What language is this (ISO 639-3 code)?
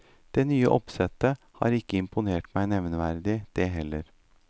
nor